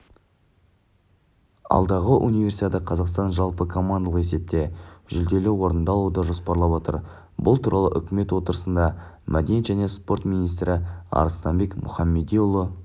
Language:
Kazakh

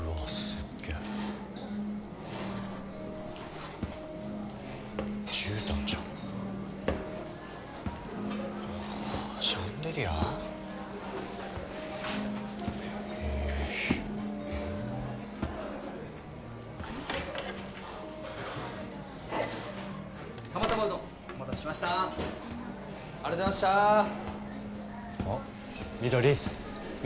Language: Japanese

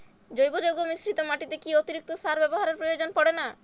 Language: Bangla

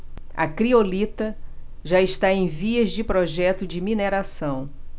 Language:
Portuguese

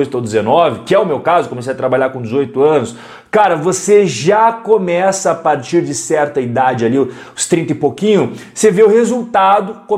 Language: Portuguese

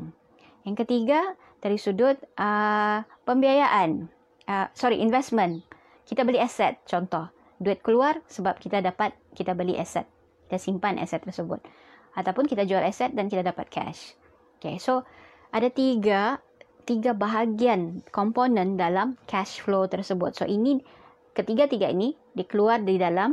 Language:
Malay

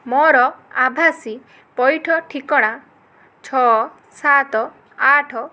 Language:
Odia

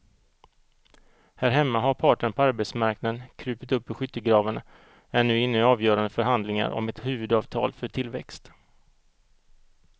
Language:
Swedish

